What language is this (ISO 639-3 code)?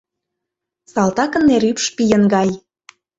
chm